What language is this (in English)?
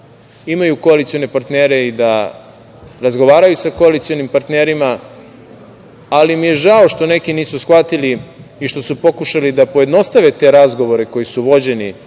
Serbian